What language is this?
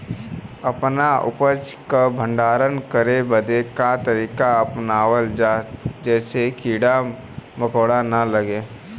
Bhojpuri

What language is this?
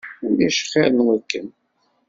Kabyle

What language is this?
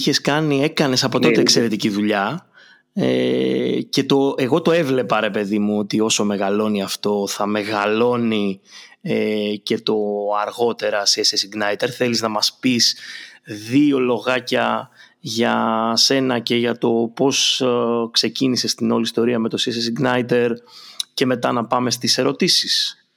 Greek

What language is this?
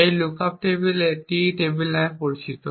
Bangla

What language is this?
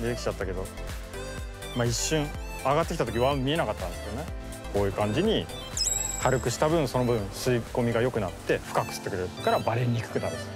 Japanese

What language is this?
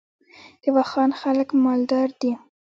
Pashto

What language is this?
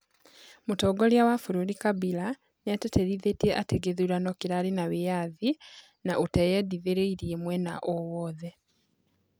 Kikuyu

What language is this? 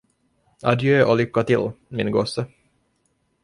Swedish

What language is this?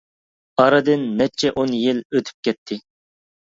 Uyghur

